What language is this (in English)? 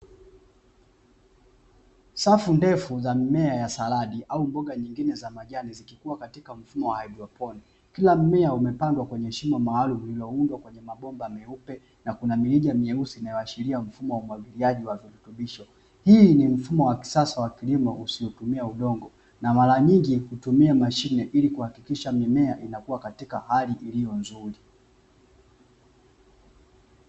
Swahili